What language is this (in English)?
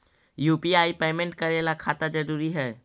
Magahi